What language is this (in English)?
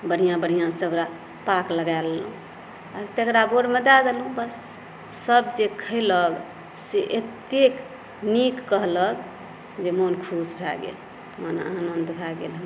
Maithili